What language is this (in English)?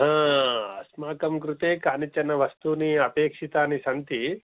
Sanskrit